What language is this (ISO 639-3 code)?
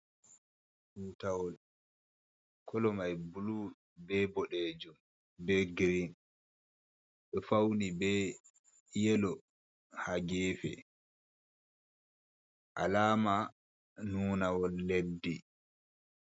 ful